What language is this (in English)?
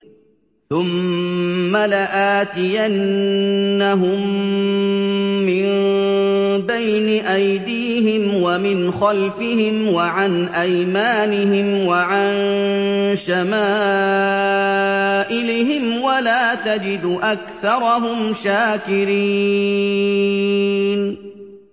Arabic